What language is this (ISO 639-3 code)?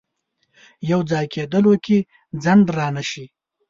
pus